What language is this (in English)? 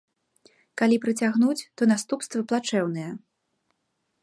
Belarusian